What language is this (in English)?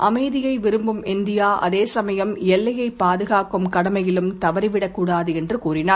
Tamil